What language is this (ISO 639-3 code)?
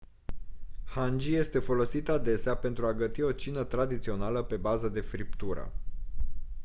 ron